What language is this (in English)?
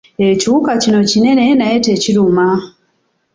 Ganda